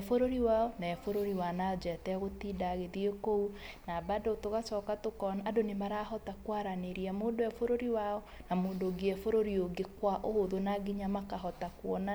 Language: Kikuyu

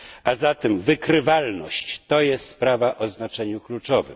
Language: Polish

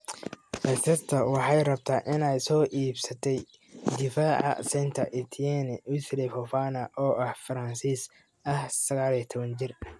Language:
Somali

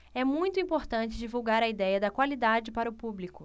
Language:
Portuguese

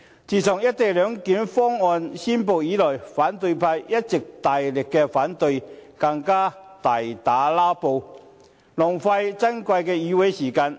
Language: Cantonese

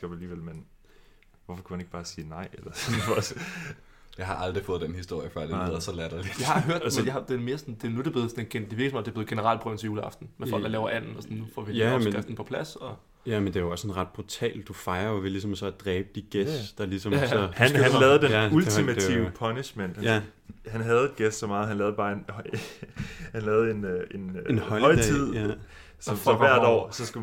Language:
Danish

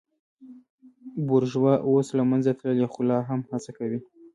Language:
Pashto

